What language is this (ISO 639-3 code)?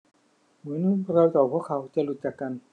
tha